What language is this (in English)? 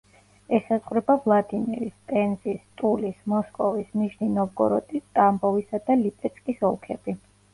Georgian